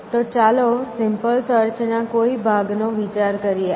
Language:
Gujarati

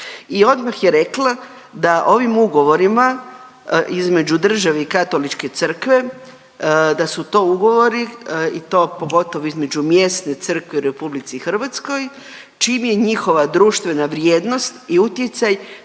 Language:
Croatian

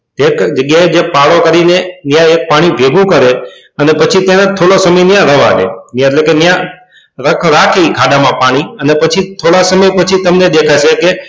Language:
Gujarati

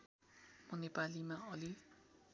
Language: Nepali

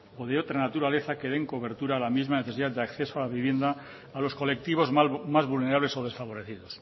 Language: Spanish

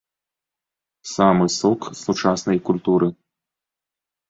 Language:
Belarusian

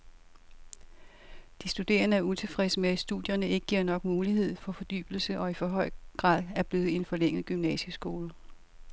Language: Danish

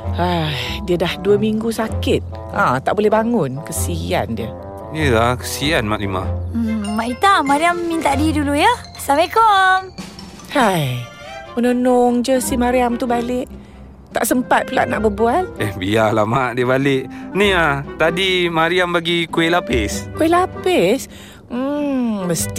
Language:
Malay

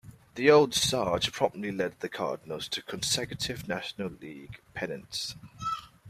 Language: English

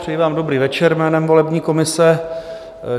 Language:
Czech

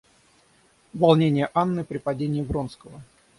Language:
Russian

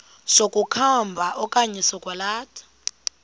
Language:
Xhosa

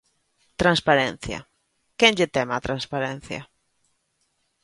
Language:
Galician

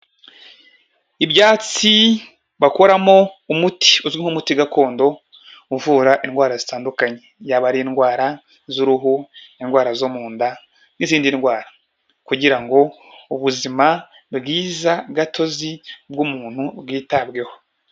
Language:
Kinyarwanda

